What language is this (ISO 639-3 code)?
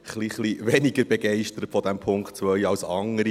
gsw